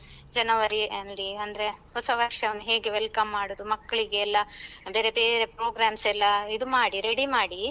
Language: Kannada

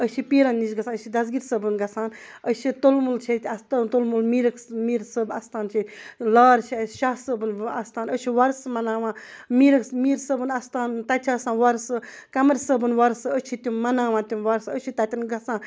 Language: Kashmiri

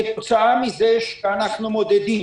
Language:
Hebrew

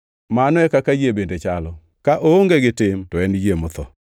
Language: Luo (Kenya and Tanzania)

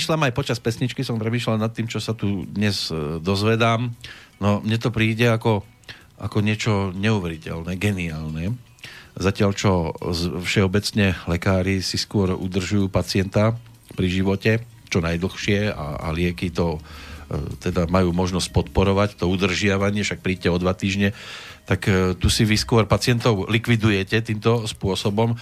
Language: Slovak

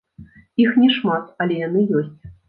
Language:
Belarusian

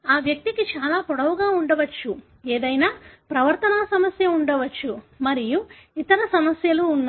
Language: Telugu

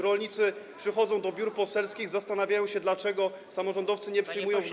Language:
Polish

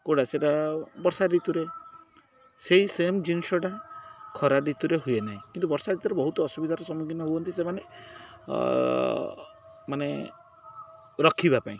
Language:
Odia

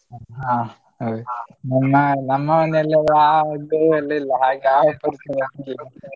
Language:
Kannada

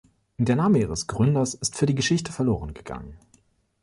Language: German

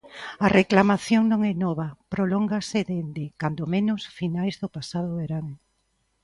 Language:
Galician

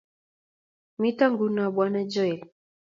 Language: Kalenjin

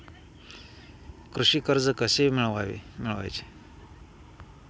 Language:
Marathi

